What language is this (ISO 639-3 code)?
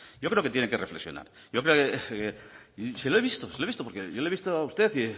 spa